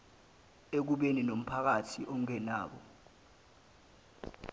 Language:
Zulu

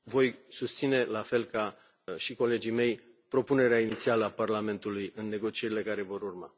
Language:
Romanian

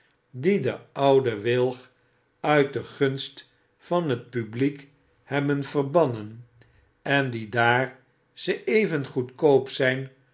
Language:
Dutch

